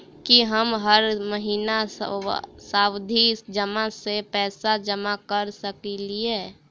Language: Maithili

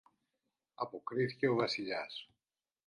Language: Greek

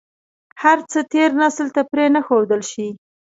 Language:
Pashto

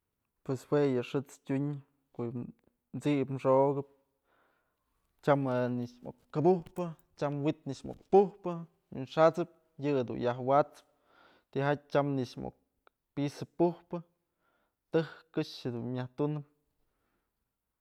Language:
Mazatlán Mixe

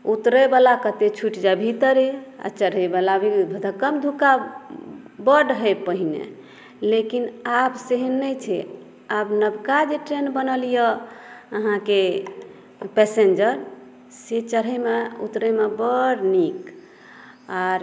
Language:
Maithili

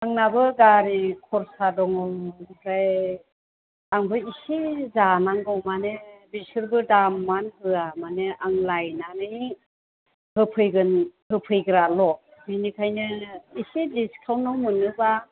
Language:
Bodo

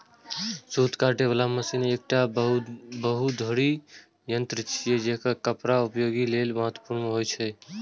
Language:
Maithili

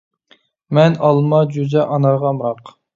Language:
Uyghur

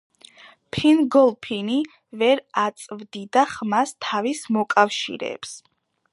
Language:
Georgian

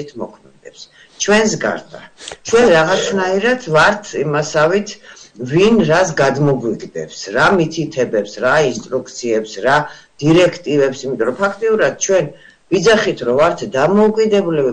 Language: Romanian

